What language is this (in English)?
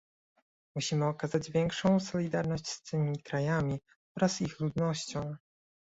Polish